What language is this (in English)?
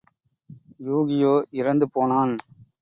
Tamil